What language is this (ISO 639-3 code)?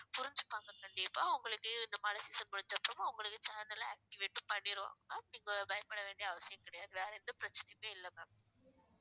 tam